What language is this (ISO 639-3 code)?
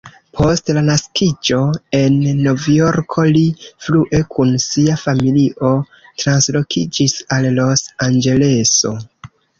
epo